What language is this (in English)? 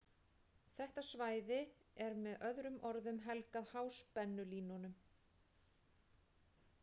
Icelandic